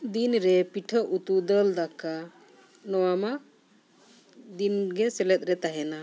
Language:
Santali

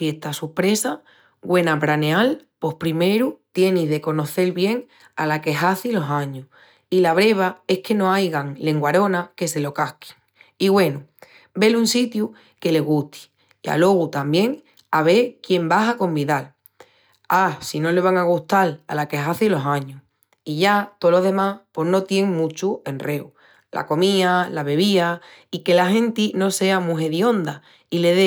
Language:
Extremaduran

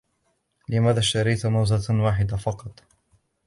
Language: Arabic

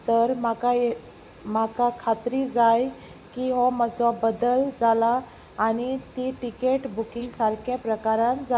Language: Konkani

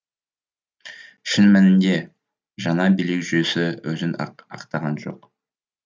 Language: Kazakh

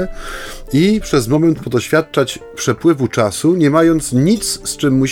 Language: Polish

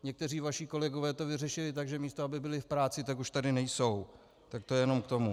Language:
Czech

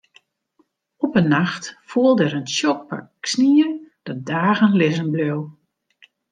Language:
Western Frisian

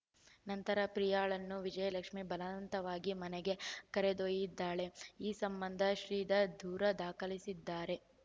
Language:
Kannada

